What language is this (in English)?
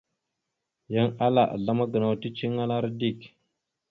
Mada (Cameroon)